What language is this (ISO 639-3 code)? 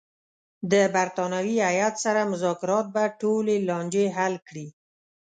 pus